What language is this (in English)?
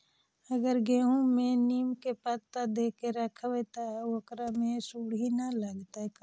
Magahi